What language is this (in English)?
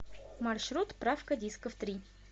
Russian